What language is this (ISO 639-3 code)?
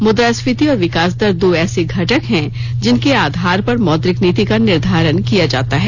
hin